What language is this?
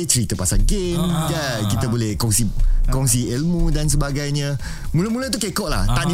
Malay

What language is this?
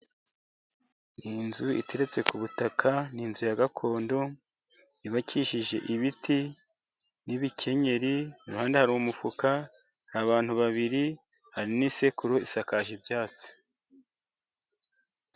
Kinyarwanda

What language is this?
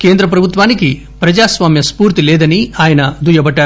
Telugu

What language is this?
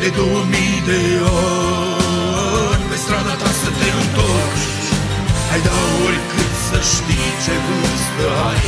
Romanian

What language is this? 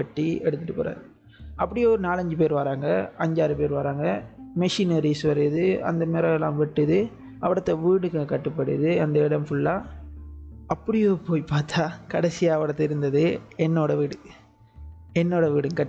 Tamil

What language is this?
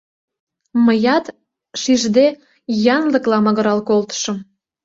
Mari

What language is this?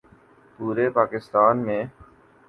Urdu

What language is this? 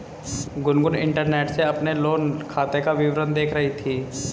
Hindi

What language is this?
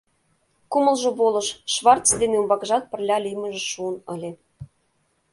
Mari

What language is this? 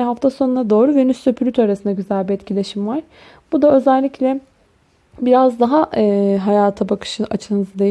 Turkish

